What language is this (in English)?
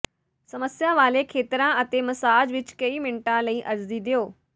Punjabi